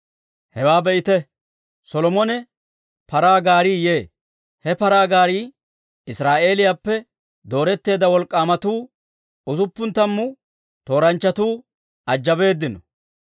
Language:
Dawro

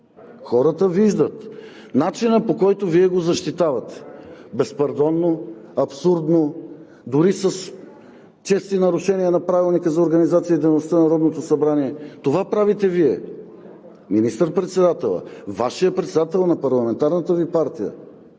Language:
Bulgarian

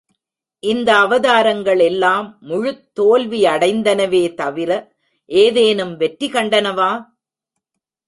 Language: Tamil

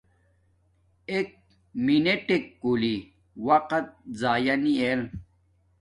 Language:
Domaaki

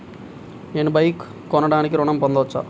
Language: Telugu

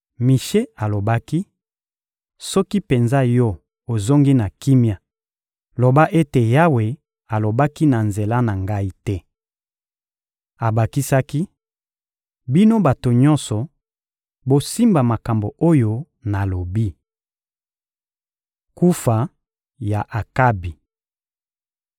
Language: Lingala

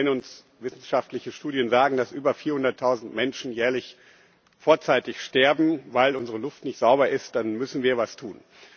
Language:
German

